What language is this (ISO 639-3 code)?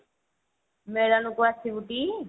ori